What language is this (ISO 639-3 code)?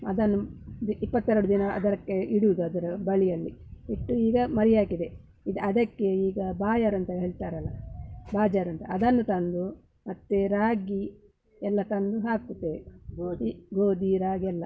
kan